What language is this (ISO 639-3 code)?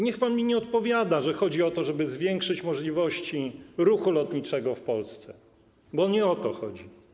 pol